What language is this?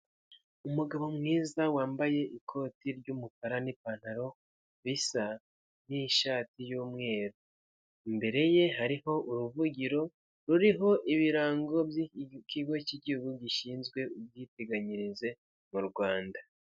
Kinyarwanda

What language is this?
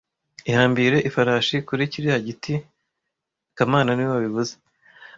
Kinyarwanda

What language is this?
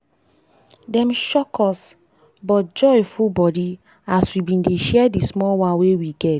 Nigerian Pidgin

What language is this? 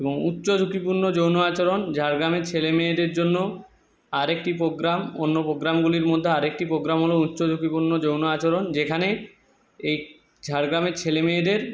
Bangla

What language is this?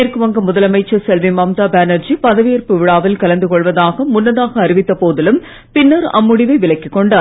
Tamil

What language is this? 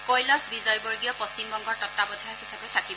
Assamese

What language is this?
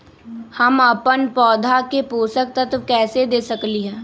Magahi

